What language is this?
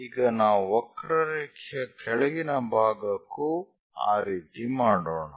Kannada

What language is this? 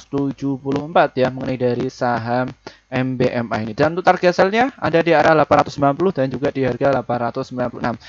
Indonesian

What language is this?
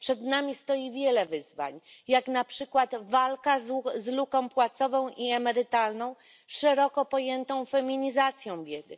Polish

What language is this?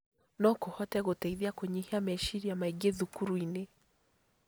Kikuyu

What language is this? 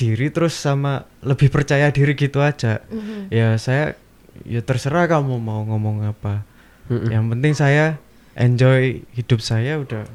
Indonesian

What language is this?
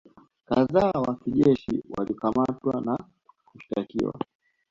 Swahili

